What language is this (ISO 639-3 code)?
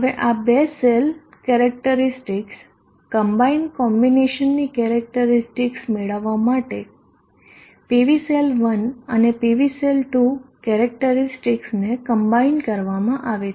guj